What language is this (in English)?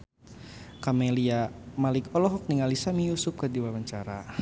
Sundanese